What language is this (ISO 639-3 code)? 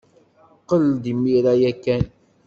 kab